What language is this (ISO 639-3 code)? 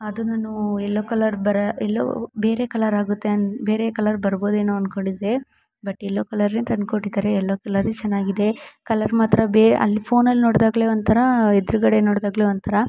kan